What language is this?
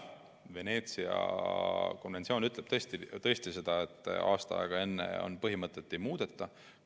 Estonian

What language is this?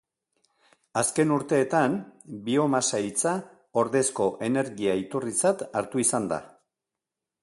Basque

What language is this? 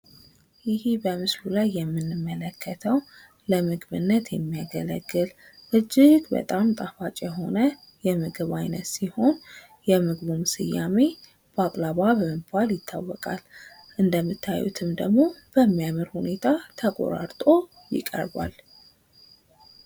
Amharic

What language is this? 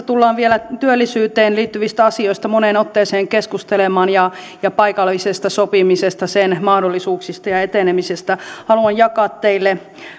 Finnish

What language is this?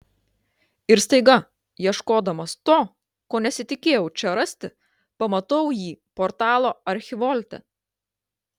Lithuanian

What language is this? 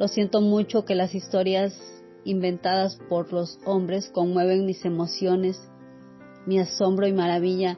Spanish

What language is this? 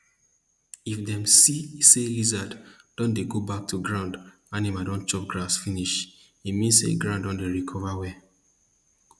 Nigerian Pidgin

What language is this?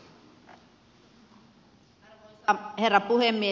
Finnish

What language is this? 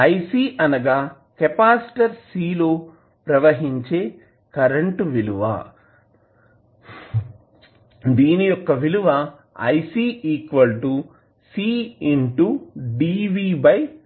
Telugu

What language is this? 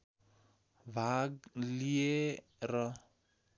Nepali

